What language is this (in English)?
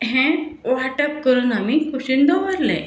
Konkani